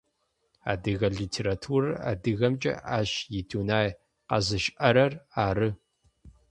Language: Adyghe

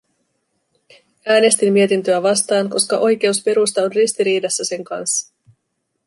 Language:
Finnish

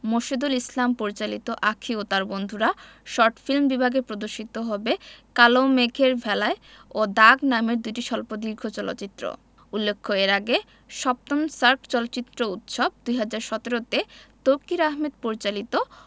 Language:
Bangla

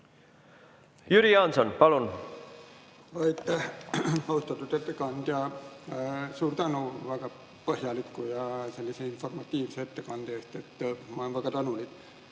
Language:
Estonian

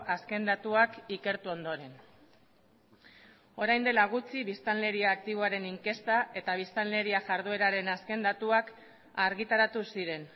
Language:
Basque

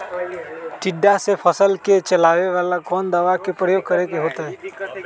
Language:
Magahi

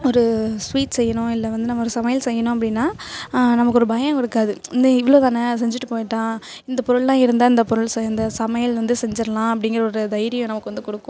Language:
Tamil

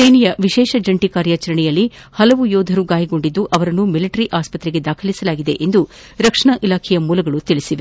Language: Kannada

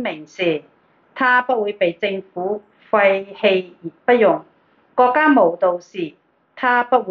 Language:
Chinese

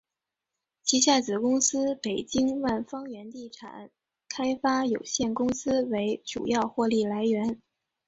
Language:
Chinese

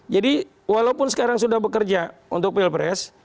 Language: Indonesian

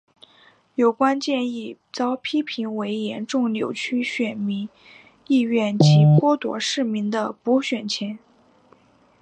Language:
Chinese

